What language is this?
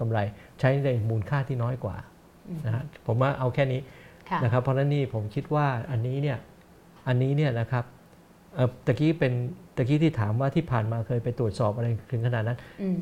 Thai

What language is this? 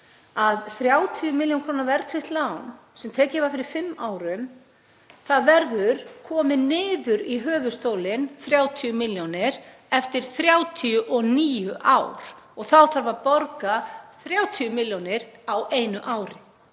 Icelandic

